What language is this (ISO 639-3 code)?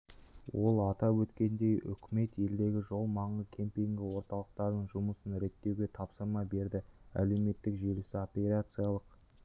kaz